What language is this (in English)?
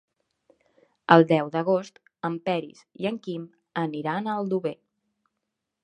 Catalan